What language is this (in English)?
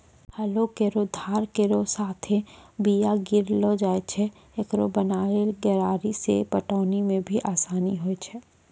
Maithili